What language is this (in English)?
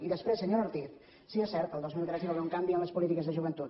Catalan